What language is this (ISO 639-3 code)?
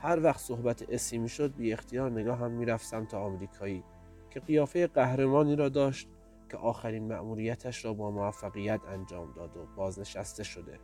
fas